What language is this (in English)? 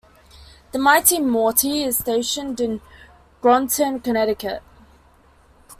English